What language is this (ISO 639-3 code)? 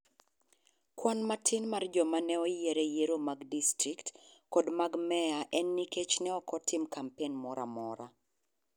luo